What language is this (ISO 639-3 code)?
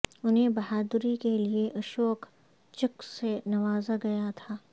urd